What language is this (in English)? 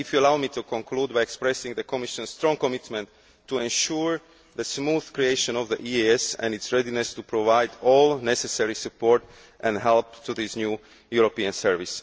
English